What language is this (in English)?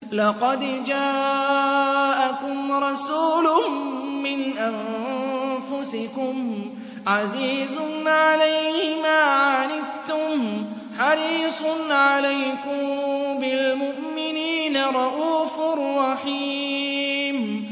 Arabic